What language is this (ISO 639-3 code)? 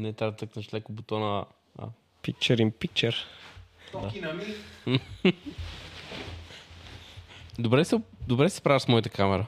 bul